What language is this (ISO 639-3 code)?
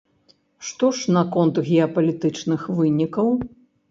bel